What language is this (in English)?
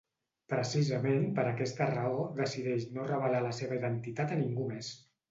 Catalan